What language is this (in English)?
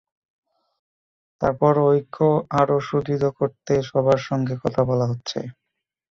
Bangla